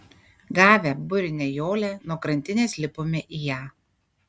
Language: Lithuanian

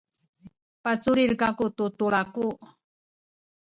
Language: Sakizaya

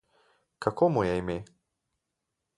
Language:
Slovenian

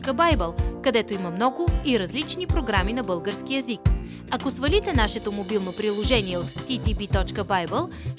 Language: Bulgarian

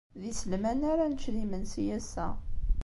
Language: Kabyle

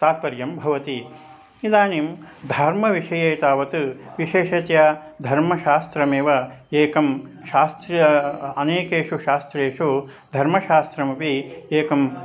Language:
Sanskrit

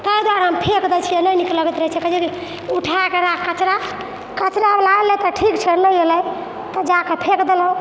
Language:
Maithili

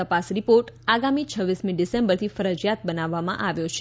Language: Gujarati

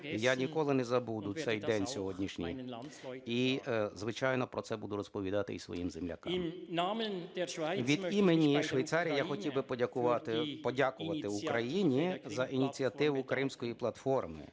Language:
Ukrainian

